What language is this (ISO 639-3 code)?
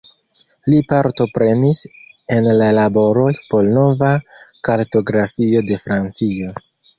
epo